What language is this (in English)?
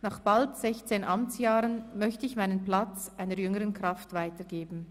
Swiss German